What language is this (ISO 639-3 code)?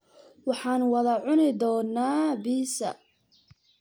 som